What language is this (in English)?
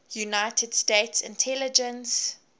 English